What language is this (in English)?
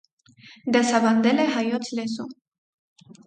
Armenian